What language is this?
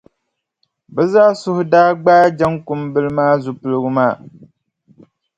Dagbani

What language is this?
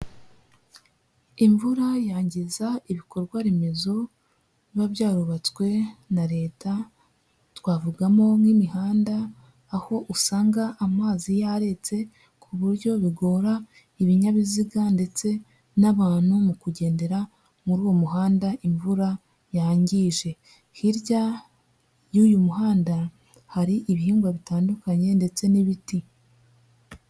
Kinyarwanda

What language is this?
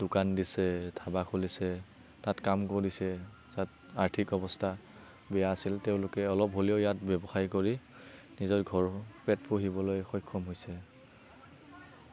Assamese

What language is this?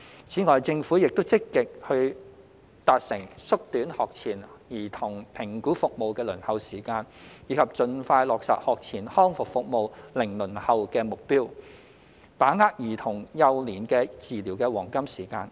Cantonese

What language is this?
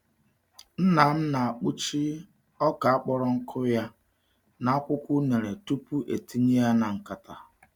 Igbo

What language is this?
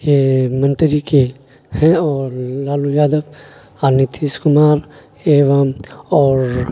Urdu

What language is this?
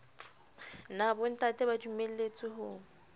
Southern Sotho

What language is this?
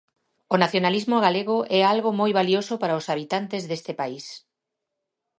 Galician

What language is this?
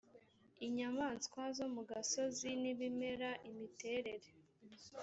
Kinyarwanda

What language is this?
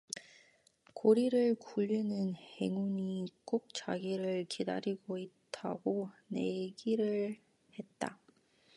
Korean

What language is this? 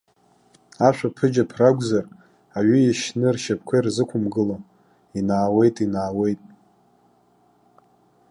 Abkhazian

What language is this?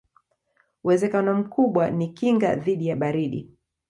Swahili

